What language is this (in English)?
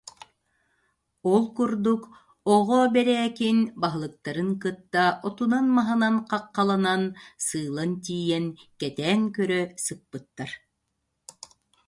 Yakut